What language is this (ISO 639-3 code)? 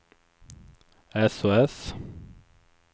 swe